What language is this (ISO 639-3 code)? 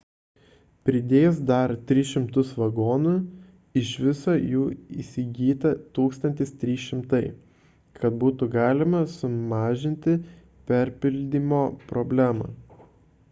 lit